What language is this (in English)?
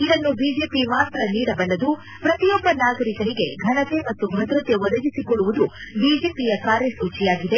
Kannada